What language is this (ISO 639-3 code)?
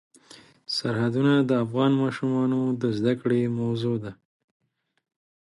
pus